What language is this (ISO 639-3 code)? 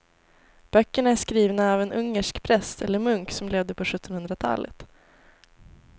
swe